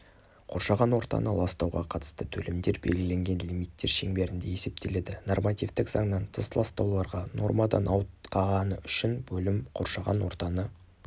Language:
Kazakh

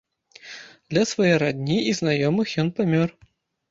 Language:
Belarusian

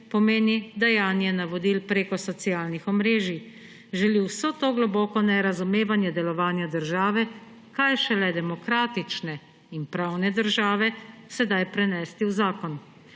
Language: Slovenian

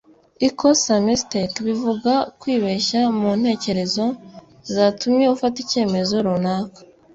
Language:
Kinyarwanda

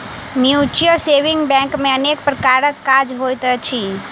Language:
Maithili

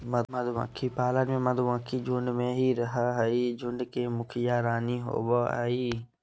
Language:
Magahi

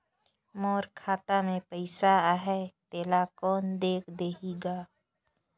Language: Chhattisgarhi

